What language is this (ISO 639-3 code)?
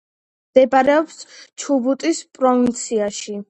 kat